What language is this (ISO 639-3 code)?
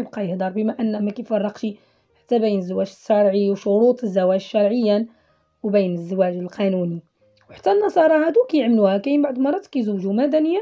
ara